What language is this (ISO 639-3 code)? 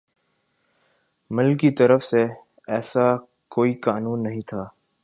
urd